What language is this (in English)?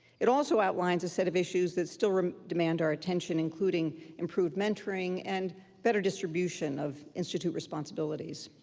English